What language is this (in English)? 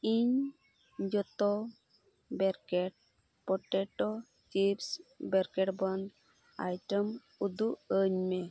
Santali